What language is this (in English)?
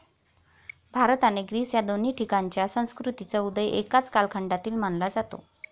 Marathi